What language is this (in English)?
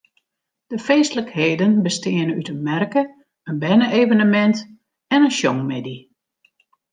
Western Frisian